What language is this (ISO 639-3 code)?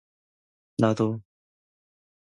kor